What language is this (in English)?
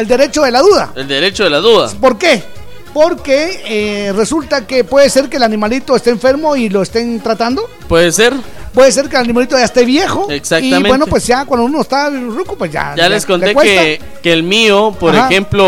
Spanish